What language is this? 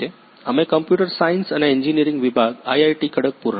Gujarati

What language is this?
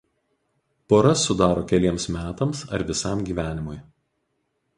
Lithuanian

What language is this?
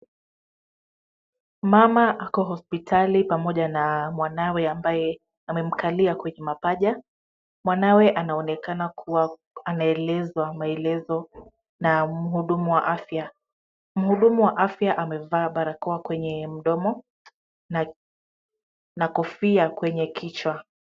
Swahili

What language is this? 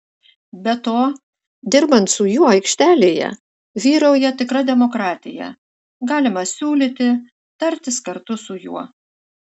Lithuanian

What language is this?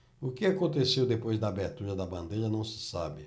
Portuguese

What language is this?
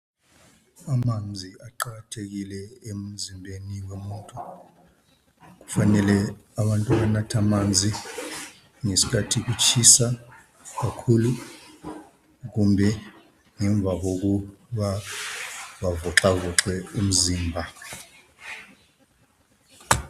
North Ndebele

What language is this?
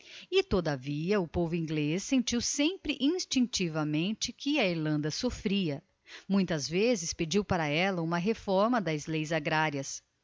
Portuguese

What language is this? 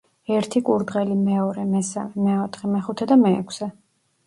Georgian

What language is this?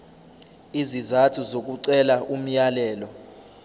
Zulu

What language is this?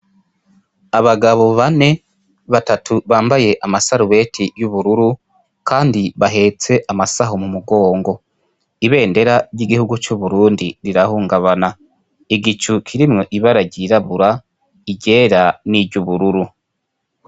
Rundi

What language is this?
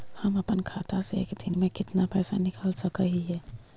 Magahi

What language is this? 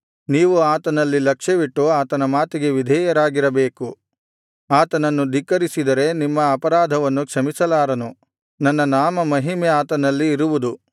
Kannada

